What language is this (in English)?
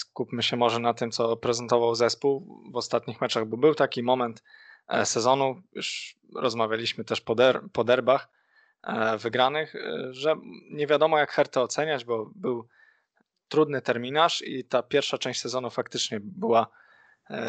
Polish